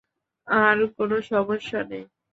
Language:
Bangla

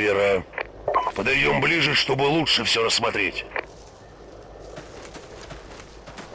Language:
Russian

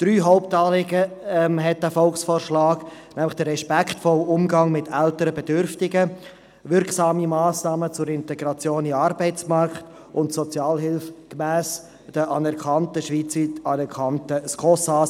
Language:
Swiss German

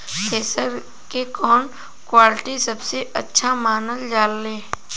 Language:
Bhojpuri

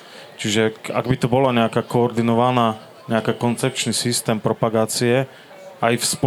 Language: Slovak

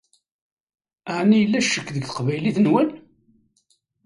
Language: Kabyle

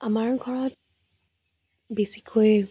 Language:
Assamese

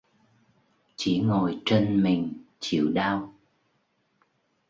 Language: Vietnamese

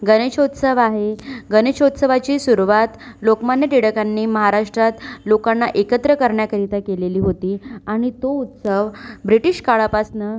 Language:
Marathi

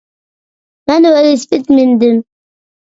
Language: Uyghur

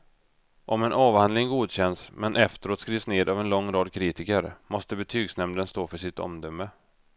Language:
Swedish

